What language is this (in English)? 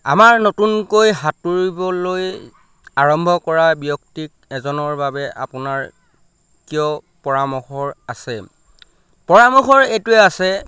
Assamese